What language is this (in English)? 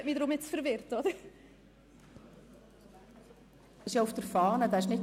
Swiss German